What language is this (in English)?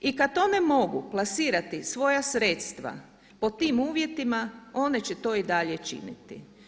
Croatian